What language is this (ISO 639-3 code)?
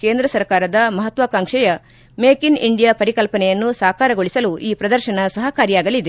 kan